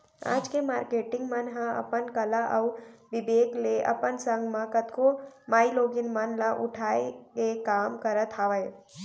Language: Chhattisgarhi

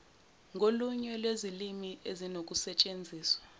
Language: Zulu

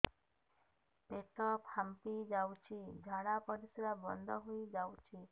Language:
Odia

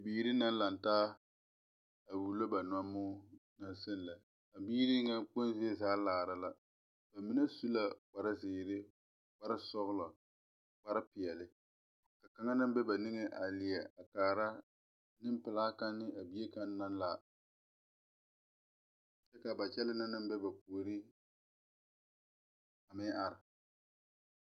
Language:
Southern Dagaare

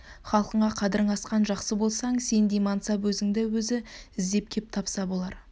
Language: Kazakh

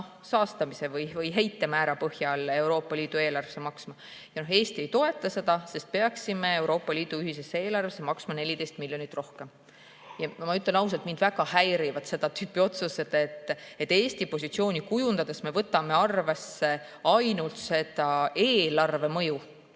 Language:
Estonian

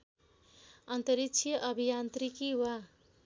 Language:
Nepali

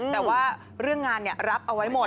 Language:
Thai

